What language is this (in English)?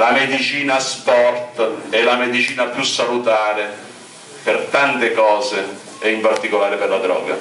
Italian